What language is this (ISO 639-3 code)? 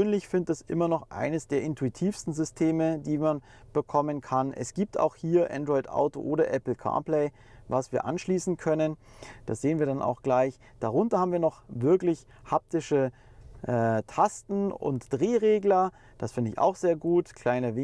deu